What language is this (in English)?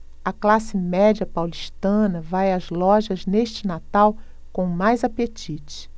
Portuguese